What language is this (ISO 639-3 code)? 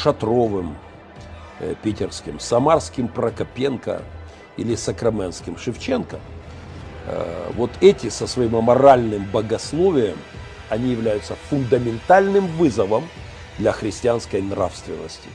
rus